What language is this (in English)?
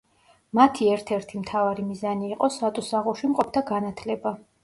Georgian